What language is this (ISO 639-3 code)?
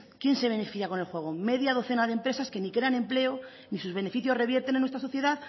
spa